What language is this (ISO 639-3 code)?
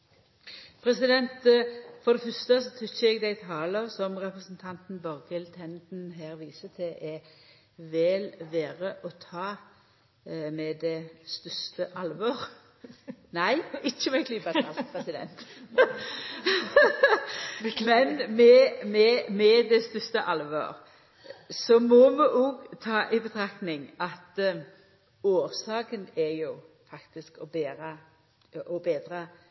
nno